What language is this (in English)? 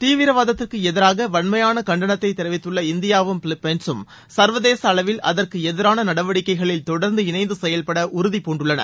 Tamil